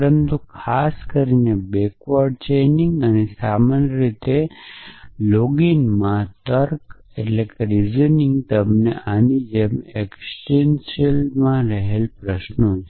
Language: Gujarati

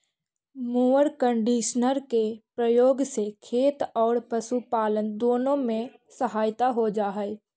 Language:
Magahi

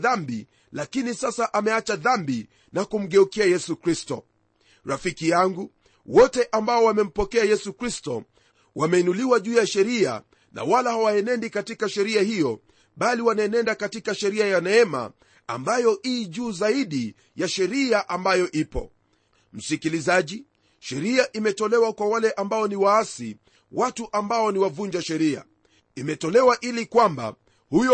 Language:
Swahili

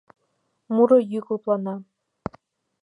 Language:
Mari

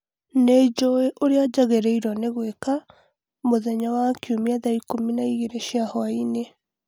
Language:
Kikuyu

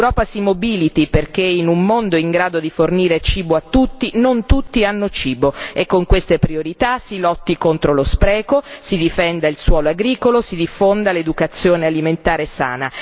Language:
Italian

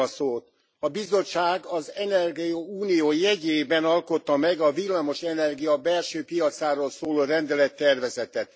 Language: Hungarian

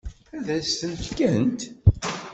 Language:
Kabyle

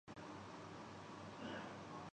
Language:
Urdu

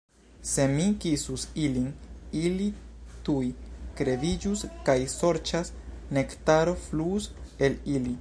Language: Esperanto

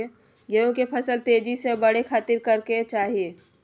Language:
Magahi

